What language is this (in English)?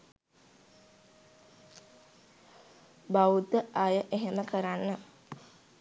Sinhala